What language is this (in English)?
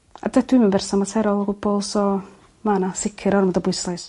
Welsh